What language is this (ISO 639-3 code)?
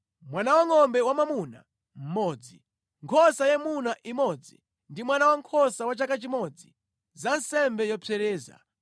nya